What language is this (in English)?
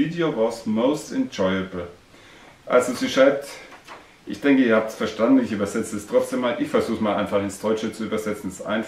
German